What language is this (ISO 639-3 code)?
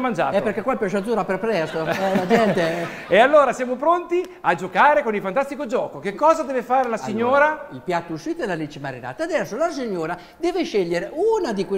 ita